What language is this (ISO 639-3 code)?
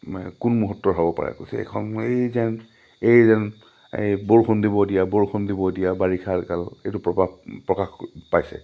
asm